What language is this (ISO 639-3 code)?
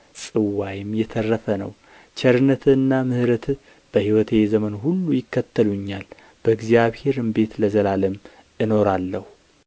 amh